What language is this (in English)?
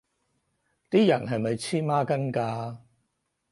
Cantonese